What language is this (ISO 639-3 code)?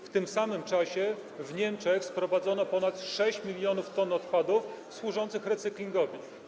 pol